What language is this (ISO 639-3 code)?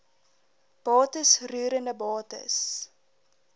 afr